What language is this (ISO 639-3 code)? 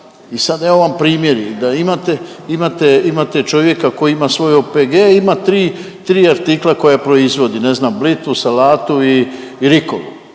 hrv